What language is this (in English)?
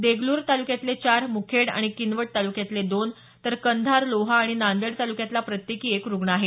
Marathi